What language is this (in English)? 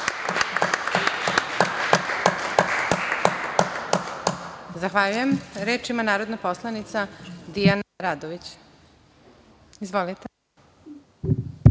Serbian